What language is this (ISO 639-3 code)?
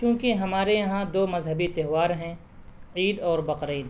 urd